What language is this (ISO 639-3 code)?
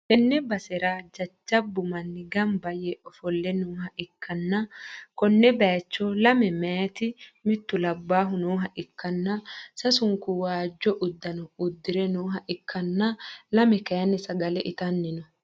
sid